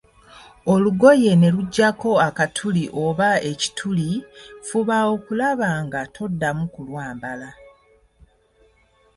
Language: Ganda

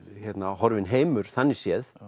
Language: Icelandic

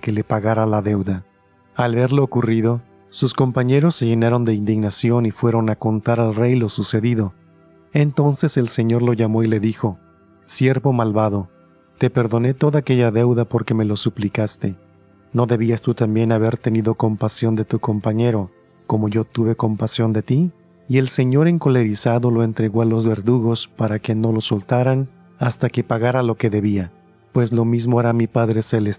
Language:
Spanish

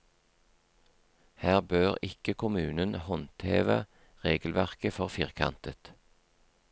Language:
Norwegian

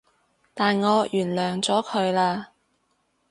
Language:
Cantonese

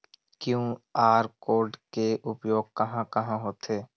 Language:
Chhattisgarhi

